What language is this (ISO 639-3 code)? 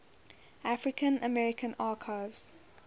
eng